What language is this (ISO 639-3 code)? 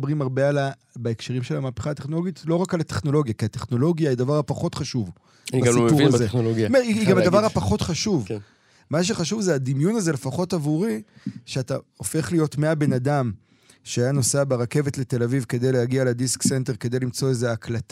heb